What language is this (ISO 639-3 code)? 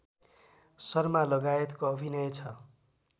nep